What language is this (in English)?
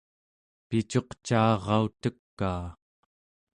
Central Yupik